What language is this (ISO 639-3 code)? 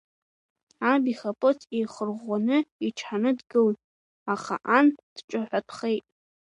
abk